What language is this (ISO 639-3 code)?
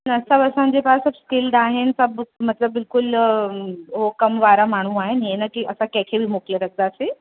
snd